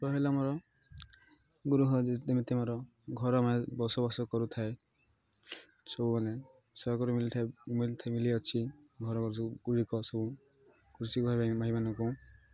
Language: Odia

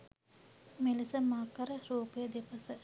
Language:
Sinhala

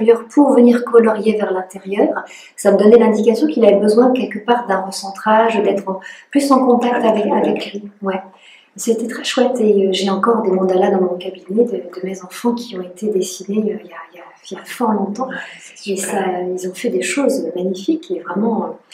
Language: French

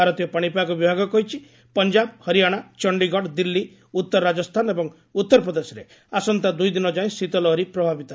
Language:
Odia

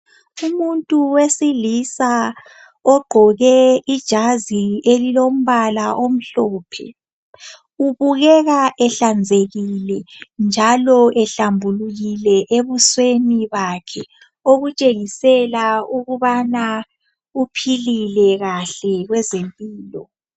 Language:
North Ndebele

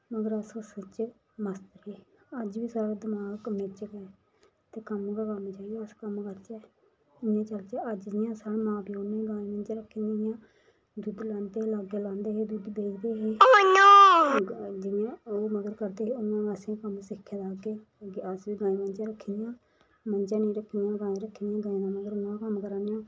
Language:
Dogri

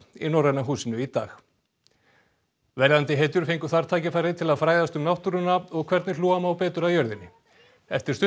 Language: Icelandic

